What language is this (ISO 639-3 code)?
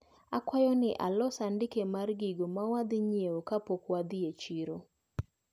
luo